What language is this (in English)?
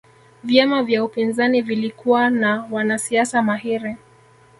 Swahili